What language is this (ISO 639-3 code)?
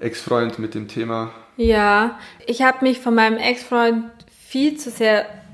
deu